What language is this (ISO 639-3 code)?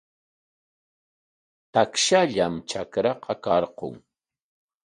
qwa